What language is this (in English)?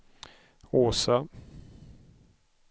Swedish